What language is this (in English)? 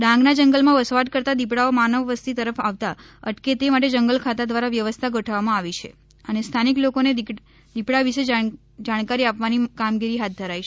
Gujarati